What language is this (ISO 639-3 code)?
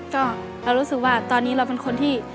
tha